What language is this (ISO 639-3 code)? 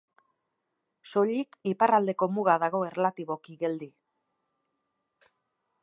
eus